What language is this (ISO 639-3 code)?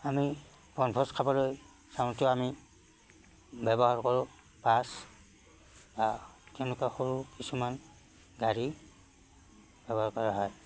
asm